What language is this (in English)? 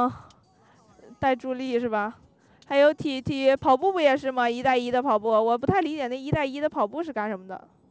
Chinese